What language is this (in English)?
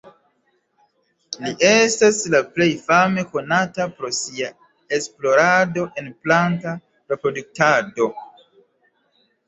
Esperanto